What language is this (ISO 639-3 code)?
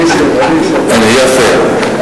heb